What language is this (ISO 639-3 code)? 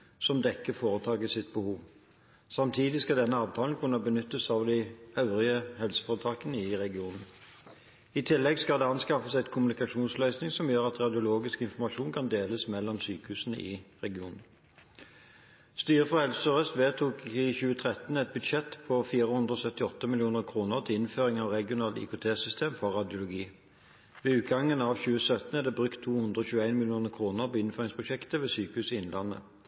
nob